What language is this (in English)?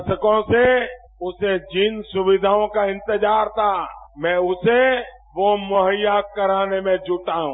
Hindi